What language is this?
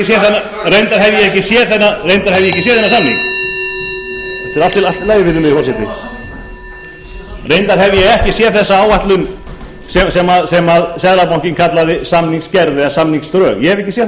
Icelandic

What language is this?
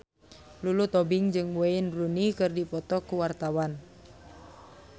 Sundanese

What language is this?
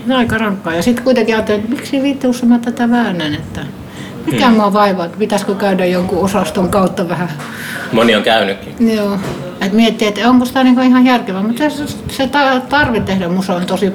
Finnish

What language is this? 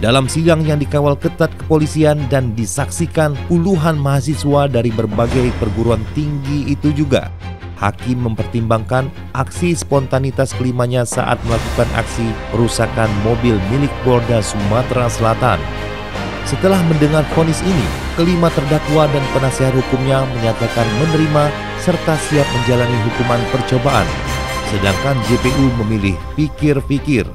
Indonesian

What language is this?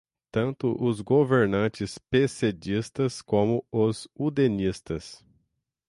Portuguese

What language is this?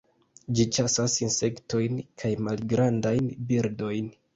Esperanto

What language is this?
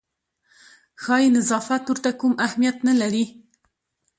Pashto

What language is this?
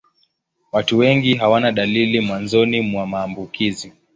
Swahili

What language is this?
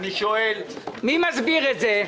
Hebrew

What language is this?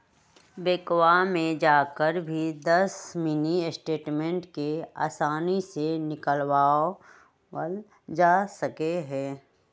Magahi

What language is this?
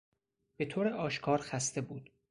Persian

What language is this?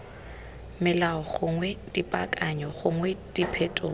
Tswana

